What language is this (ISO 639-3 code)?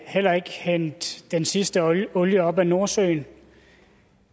dan